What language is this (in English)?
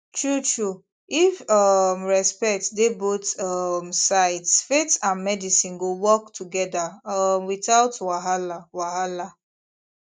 Nigerian Pidgin